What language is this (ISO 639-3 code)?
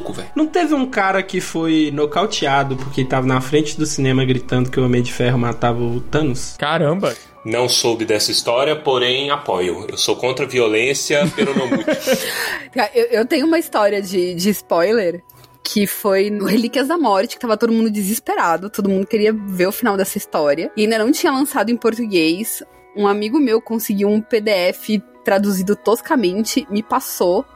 por